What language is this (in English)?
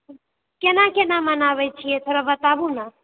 Maithili